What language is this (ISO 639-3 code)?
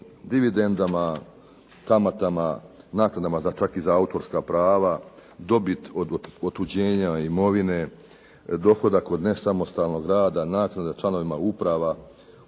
hrv